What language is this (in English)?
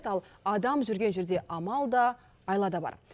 Kazakh